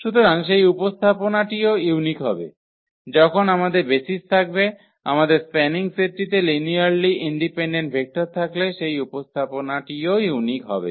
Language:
Bangla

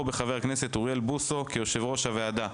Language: Hebrew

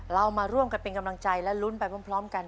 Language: Thai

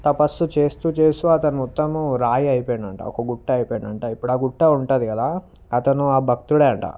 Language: Telugu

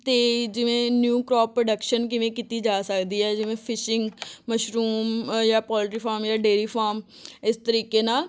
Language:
Punjabi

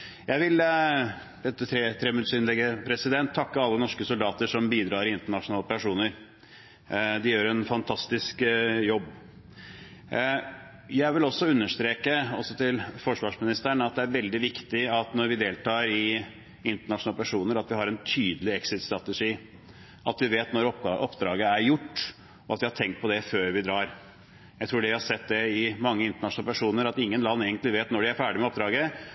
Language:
Norwegian Bokmål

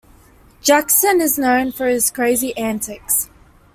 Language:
English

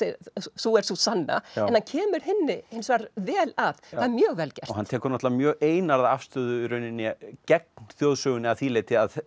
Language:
Icelandic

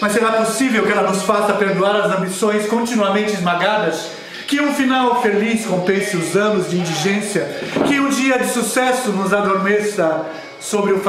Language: Portuguese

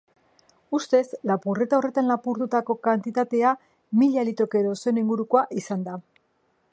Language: Basque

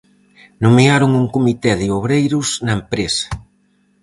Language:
Galician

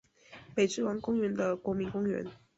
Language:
Chinese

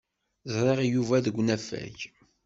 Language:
Kabyle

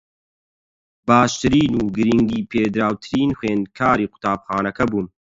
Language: Central Kurdish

